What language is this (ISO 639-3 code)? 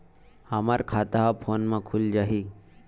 hne